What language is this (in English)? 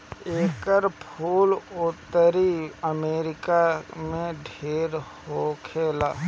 Bhojpuri